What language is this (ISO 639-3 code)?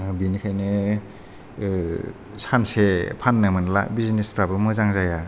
brx